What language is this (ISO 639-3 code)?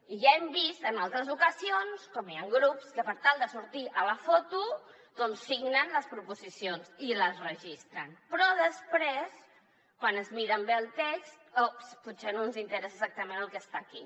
cat